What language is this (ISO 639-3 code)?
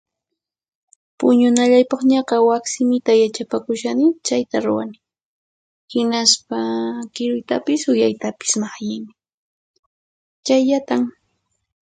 qxp